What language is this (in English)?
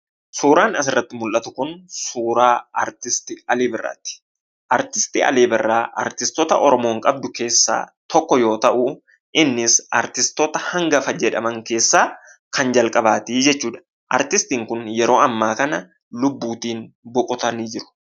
Oromo